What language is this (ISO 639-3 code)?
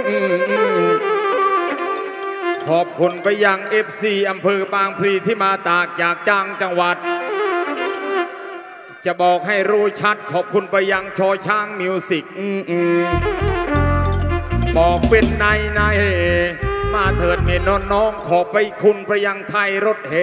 tha